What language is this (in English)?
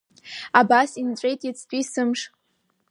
Abkhazian